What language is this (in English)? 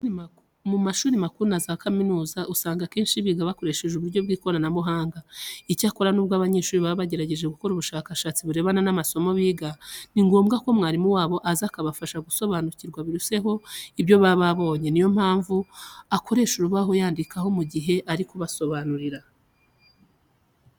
Kinyarwanda